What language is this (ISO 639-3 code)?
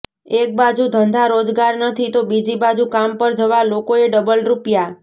guj